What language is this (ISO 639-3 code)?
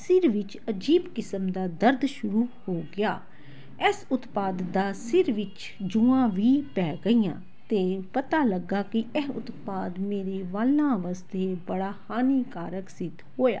pan